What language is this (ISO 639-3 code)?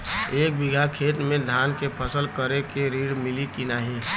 bho